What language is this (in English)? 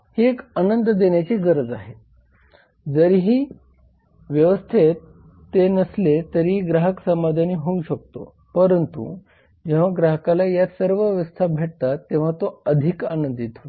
Marathi